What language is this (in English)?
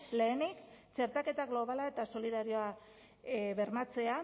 Basque